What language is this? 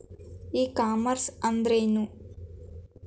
Kannada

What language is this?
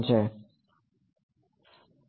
Gujarati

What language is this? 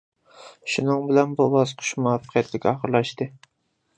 Uyghur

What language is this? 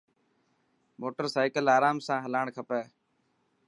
Dhatki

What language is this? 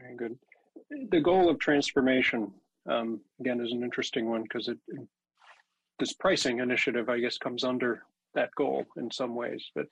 English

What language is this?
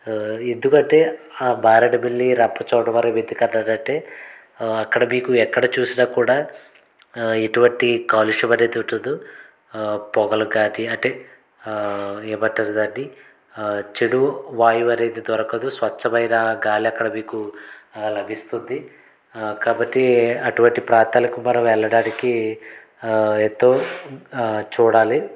Telugu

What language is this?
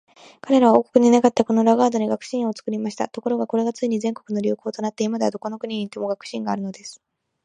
Japanese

